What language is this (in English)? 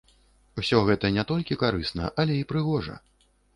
Belarusian